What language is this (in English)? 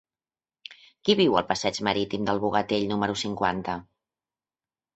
Catalan